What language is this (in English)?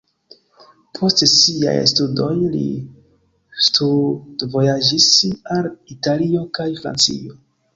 Esperanto